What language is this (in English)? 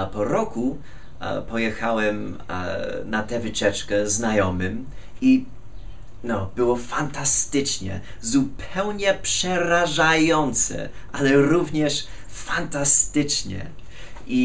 Polish